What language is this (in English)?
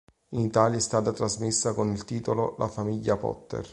Italian